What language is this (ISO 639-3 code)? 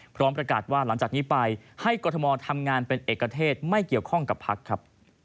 tha